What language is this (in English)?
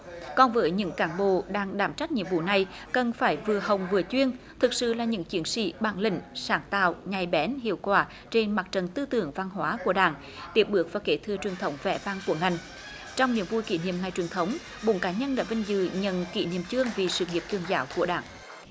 Vietnamese